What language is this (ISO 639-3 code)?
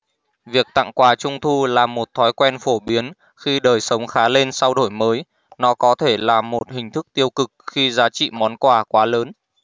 vie